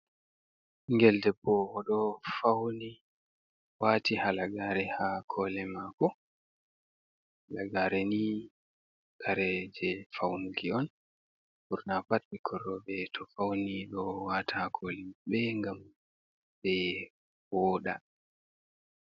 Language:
Fula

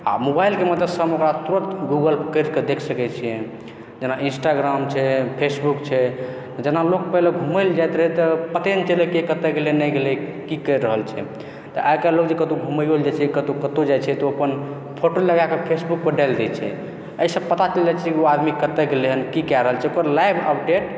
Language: Maithili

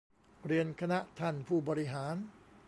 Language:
Thai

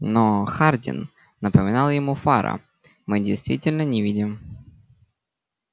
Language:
Russian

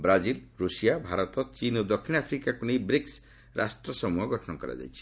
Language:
Odia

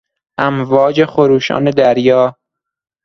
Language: Persian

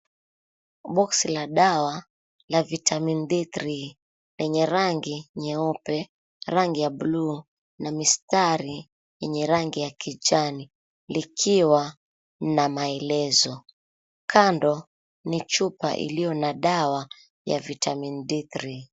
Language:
Swahili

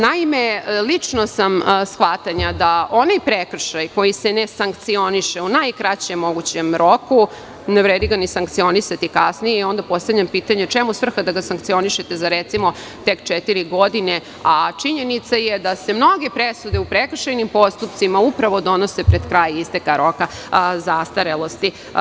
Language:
Serbian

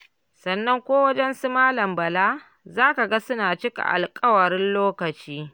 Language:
Hausa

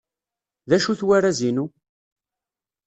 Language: Kabyle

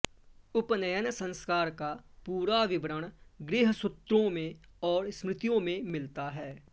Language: Sanskrit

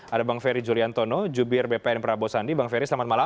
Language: Indonesian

